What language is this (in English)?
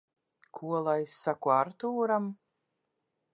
Latvian